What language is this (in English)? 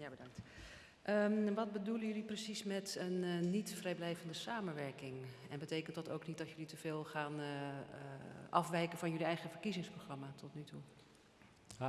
Dutch